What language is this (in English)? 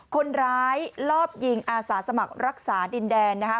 Thai